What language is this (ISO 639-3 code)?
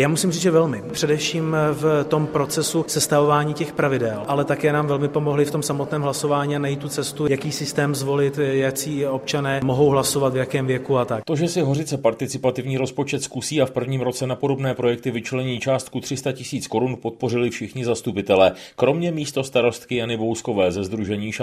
ces